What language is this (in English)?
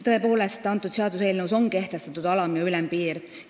Estonian